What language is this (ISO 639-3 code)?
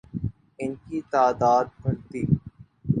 urd